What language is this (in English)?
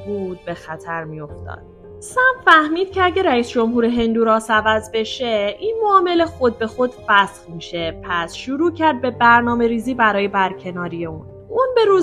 Persian